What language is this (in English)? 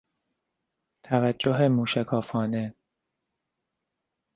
Persian